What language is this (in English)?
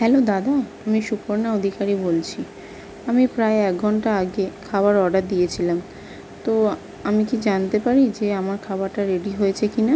Bangla